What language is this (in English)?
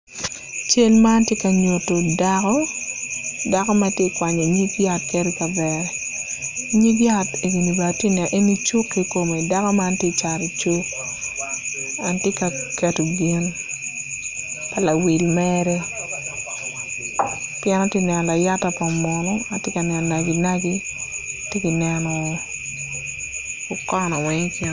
Acoli